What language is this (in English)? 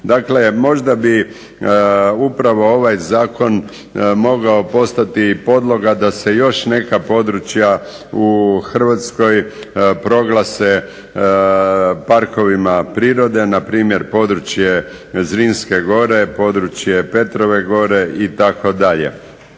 Croatian